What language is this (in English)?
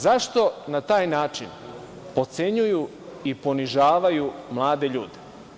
Serbian